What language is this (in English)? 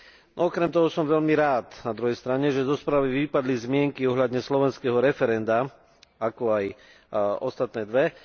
Slovak